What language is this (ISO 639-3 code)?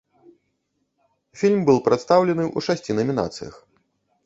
bel